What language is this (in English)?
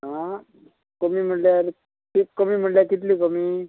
Konkani